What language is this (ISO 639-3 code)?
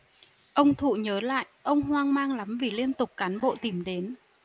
vie